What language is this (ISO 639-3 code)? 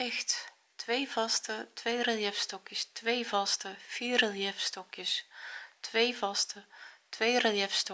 nld